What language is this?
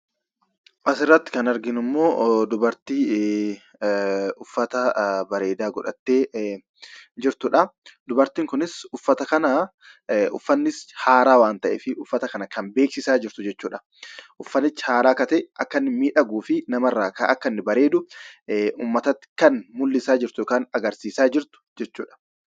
Oromo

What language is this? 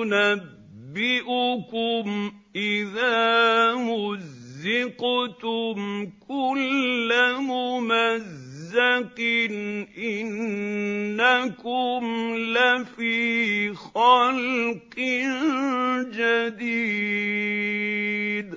Arabic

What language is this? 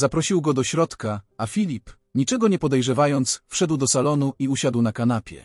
Polish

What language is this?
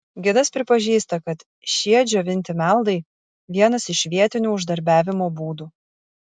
Lithuanian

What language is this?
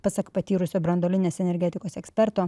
Lithuanian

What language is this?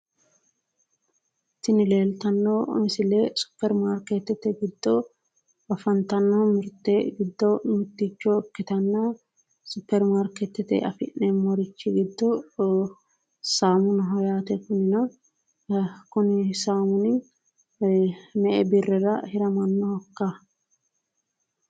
Sidamo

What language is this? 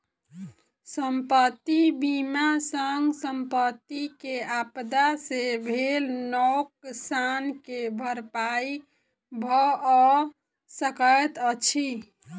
Maithili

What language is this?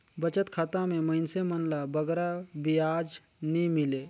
Chhattisgarhi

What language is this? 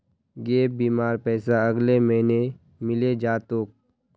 Magahi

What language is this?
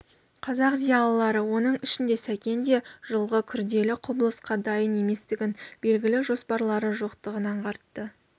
Kazakh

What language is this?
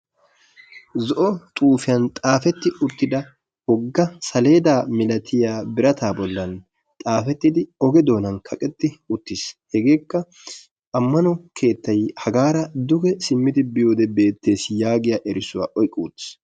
Wolaytta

